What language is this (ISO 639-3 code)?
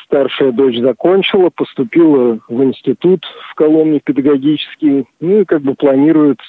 rus